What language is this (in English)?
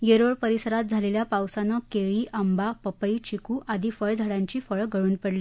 Marathi